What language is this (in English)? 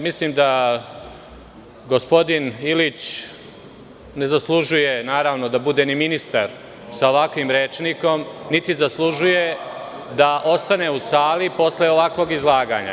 Serbian